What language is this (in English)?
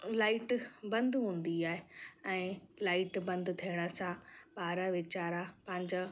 Sindhi